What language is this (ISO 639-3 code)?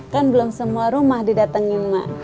ind